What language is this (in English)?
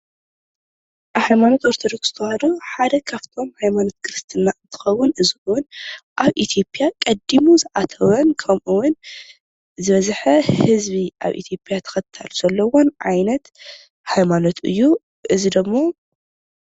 Tigrinya